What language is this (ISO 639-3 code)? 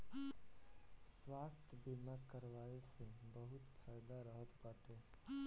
bho